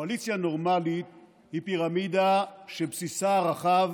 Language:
Hebrew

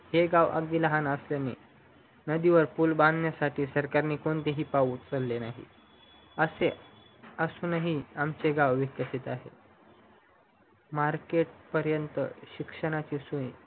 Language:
Marathi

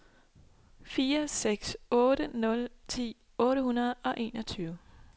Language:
Danish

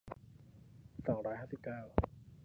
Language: Thai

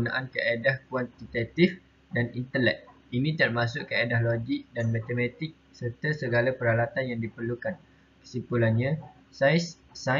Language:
Malay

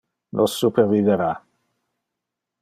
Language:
Interlingua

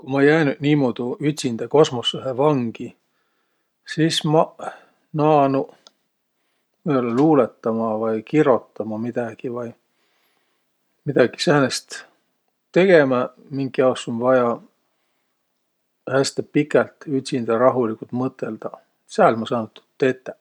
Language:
Võro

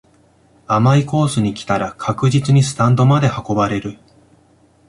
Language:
Japanese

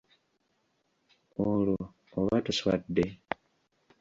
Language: Ganda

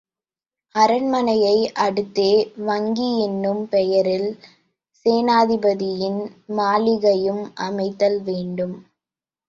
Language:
Tamil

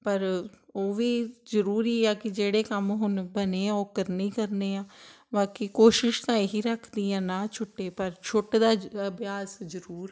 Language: Punjabi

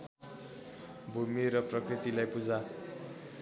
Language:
Nepali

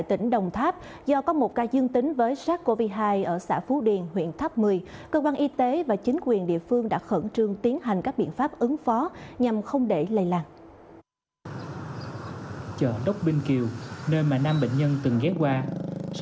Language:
Vietnamese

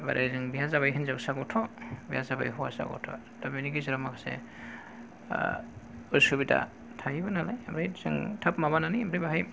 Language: Bodo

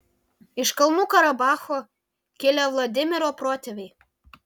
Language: Lithuanian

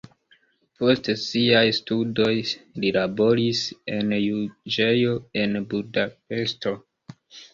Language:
Esperanto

